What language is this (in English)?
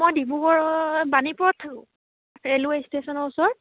Assamese